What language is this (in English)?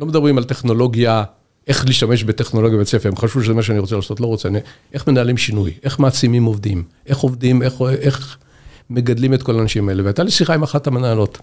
Hebrew